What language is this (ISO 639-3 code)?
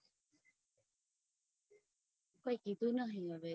guj